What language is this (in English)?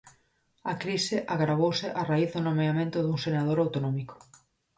Galician